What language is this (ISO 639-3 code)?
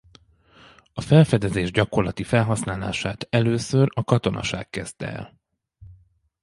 hun